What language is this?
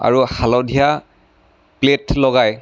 Assamese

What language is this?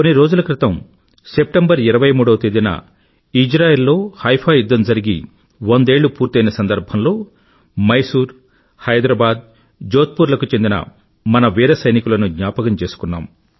Telugu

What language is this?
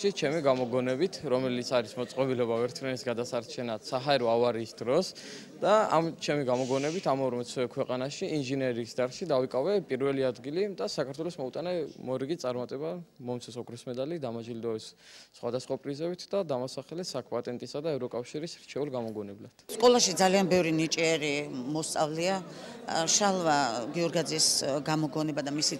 Romanian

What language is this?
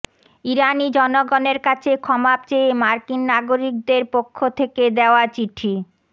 Bangla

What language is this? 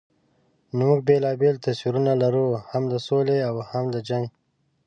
Pashto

